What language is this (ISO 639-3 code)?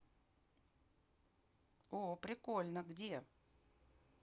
rus